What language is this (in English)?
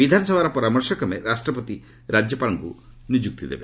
Odia